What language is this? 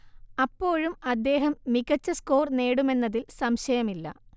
Malayalam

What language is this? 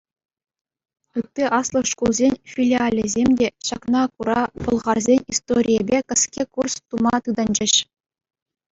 Chuvash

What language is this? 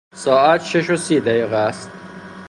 Persian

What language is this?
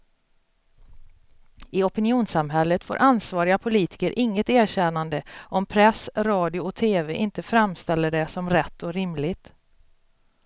Swedish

